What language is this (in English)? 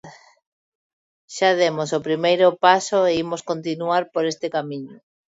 Galician